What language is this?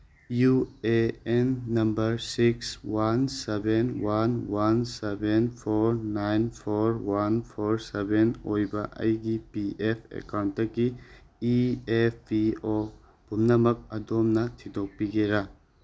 Manipuri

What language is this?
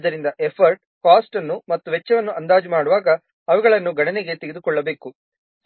Kannada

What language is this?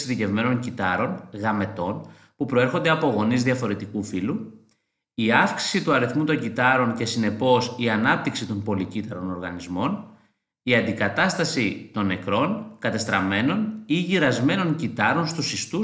Greek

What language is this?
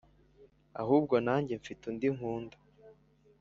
Kinyarwanda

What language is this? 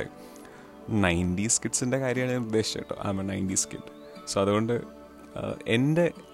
Malayalam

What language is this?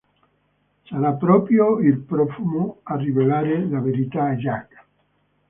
Italian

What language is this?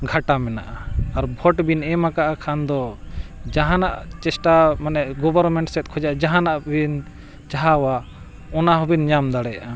Santali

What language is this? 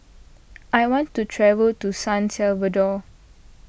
English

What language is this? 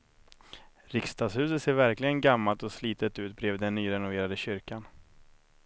Swedish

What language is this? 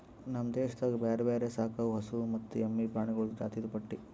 Kannada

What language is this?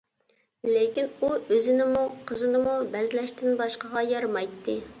Uyghur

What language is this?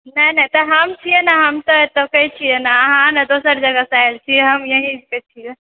Maithili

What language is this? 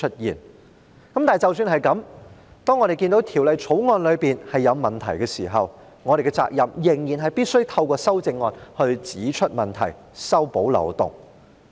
Cantonese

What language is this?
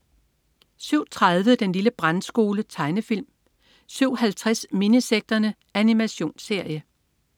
Danish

